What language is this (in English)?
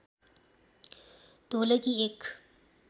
Nepali